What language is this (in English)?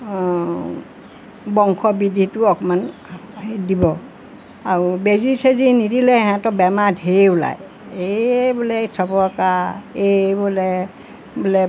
Assamese